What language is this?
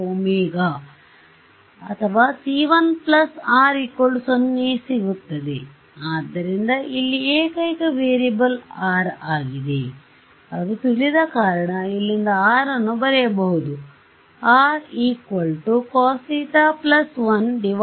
Kannada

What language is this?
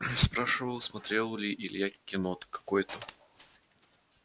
Russian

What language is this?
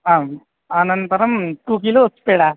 Sanskrit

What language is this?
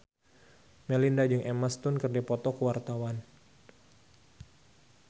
Sundanese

